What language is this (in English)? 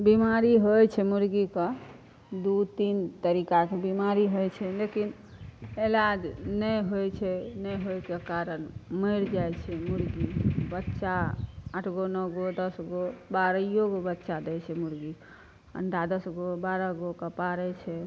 Maithili